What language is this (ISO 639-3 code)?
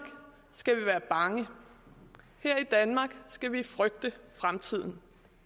dan